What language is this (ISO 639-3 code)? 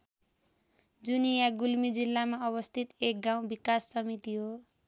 nep